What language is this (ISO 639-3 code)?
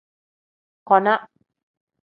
kdh